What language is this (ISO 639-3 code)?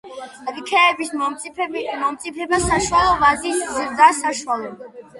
kat